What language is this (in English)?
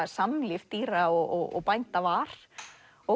Icelandic